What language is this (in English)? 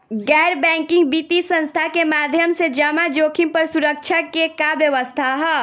Bhojpuri